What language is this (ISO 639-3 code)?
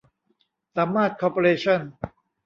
tha